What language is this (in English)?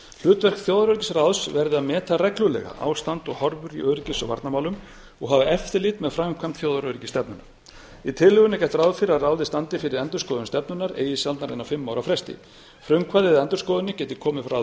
Icelandic